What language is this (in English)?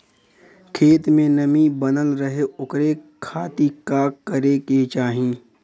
Bhojpuri